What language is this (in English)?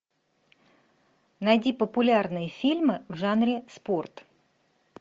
Russian